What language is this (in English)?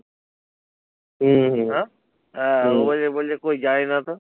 Bangla